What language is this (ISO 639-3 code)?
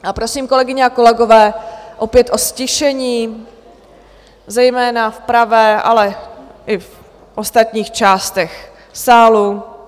ces